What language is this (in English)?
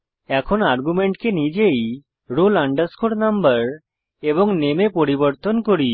Bangla